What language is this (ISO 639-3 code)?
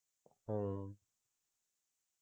pan